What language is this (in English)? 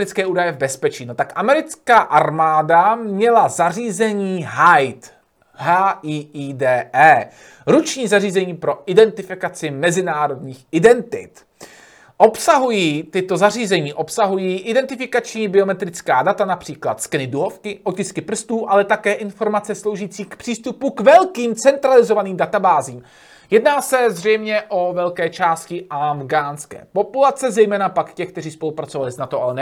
Czech